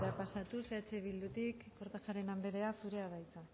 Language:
Basque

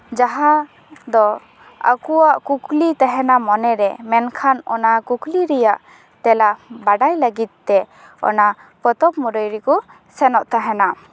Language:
Santali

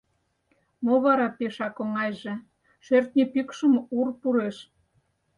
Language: Mari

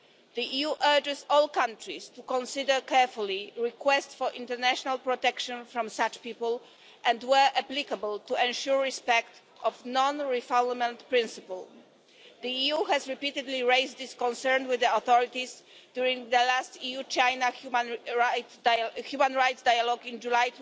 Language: English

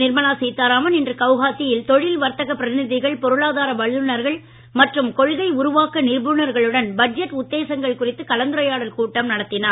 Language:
Tamil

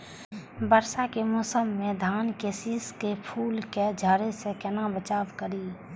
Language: Maithili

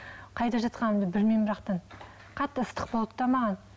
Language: Kazakh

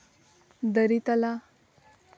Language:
Santali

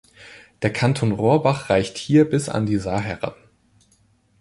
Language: German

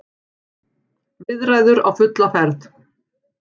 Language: Icelandic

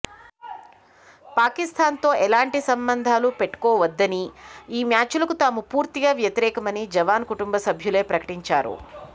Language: Telugu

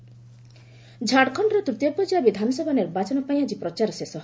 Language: Odia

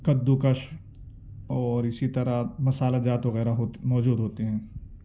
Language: Urdu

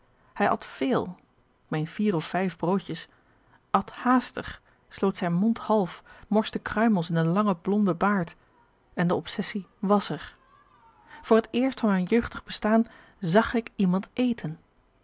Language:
Dutch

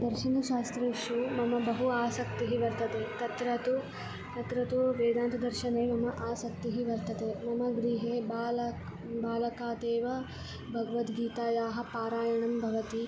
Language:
Sanskrit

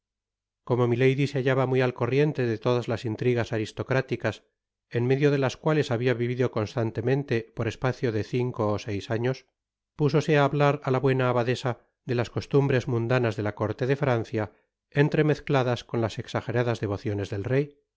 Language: Spanish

